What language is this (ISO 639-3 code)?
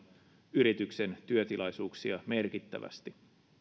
fin